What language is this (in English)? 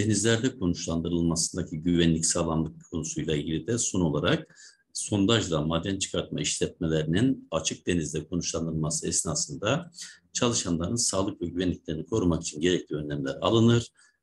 Turkish